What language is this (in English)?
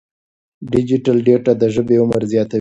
Pashto